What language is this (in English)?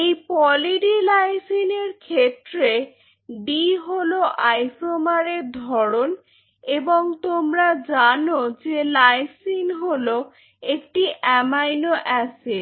Bangla